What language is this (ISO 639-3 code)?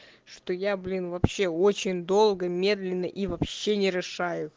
rus